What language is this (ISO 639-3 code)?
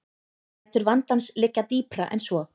isl